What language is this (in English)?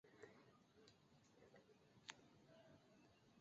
Chinese